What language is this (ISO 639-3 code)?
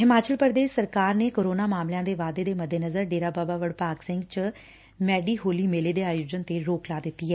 pan